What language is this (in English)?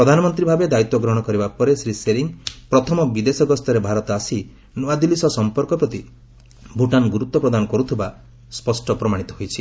Odia